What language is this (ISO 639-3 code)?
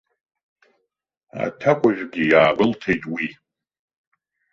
abk